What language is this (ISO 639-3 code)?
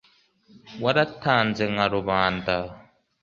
kin